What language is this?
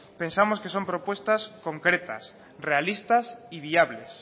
Spanish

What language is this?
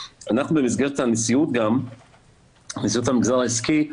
Hebrew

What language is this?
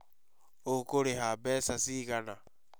Kikuyu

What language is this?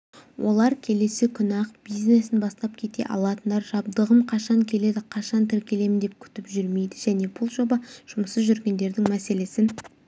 Kazakh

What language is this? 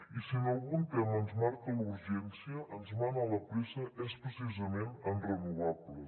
Catalan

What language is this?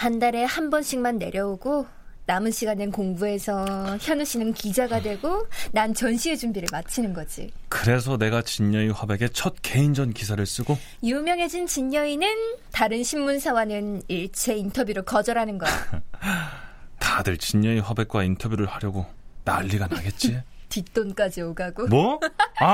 Korean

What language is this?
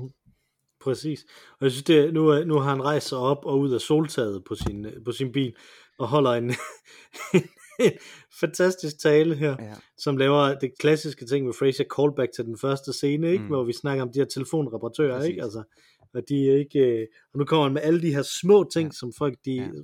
Danish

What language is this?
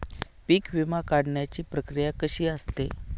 Marathi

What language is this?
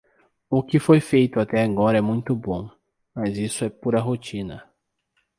Portuguese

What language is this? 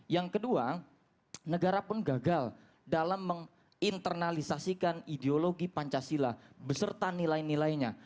Indonesian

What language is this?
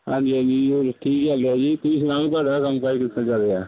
Punjabi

